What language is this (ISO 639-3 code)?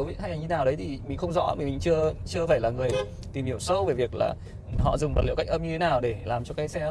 vie